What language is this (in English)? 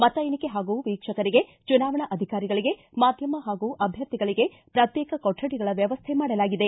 Kannada